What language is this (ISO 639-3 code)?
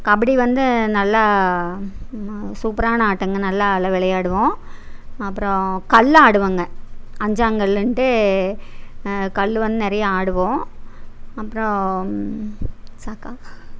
tam